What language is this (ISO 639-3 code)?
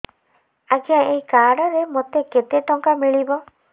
ori